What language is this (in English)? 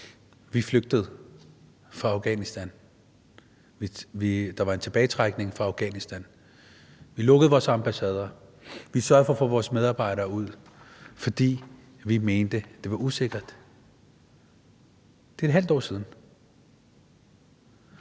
Danish